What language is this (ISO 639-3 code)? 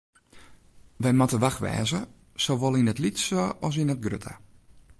fry